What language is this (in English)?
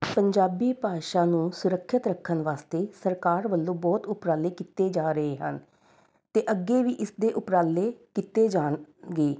Punjabi